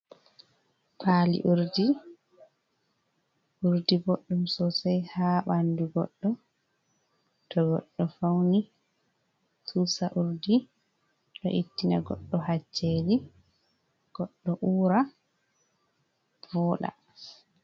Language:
Fula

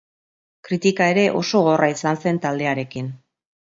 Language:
Basque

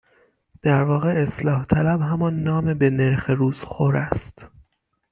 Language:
Persian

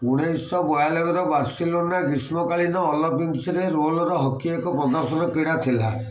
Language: Odia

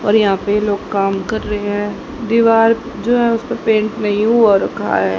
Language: Hindi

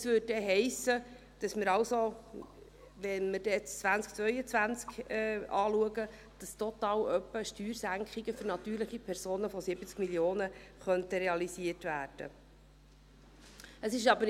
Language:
Swiss German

